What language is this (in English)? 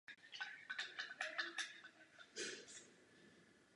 Czech